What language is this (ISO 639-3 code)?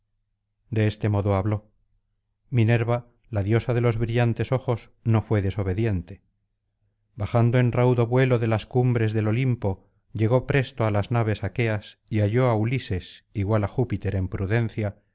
spa